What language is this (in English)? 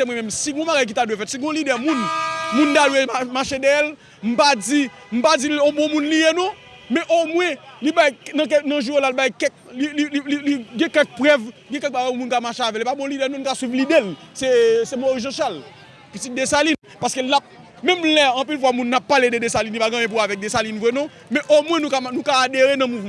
French